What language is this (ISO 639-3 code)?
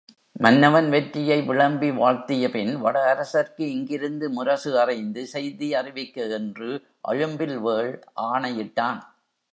tam